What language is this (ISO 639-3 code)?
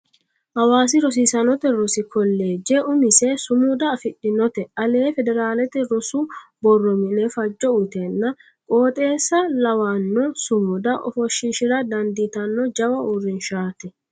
sid